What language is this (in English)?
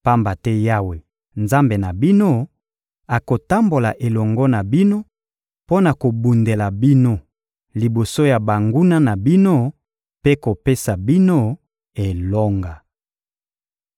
Lingala